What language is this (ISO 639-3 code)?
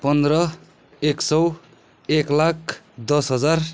nep